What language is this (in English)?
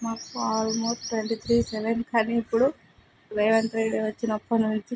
Telugu